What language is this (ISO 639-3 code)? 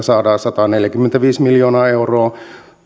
fin